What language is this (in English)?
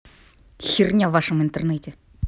Russian